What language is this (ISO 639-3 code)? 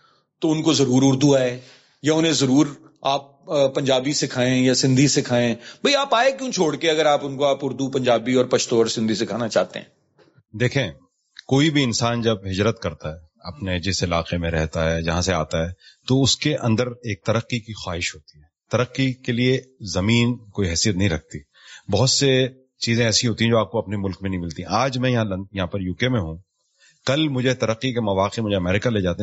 urd